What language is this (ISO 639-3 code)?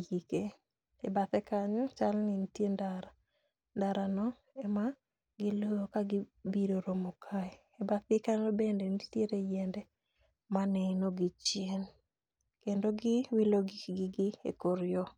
luo